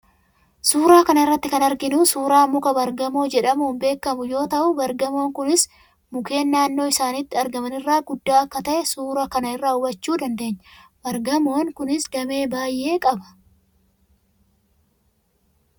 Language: Oromo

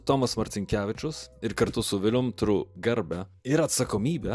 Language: Lithuanian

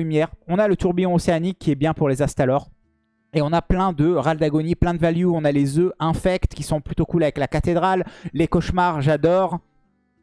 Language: French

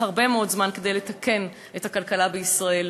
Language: Hebrew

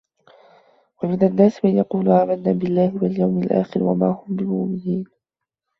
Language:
Arabic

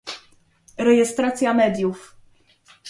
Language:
Polish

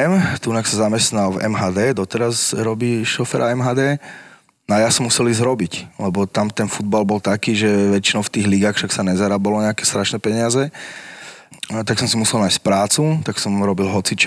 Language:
Slovak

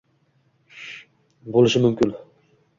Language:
Uzbek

